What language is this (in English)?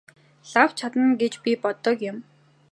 Mongolian